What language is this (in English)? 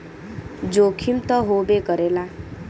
Bhojpuri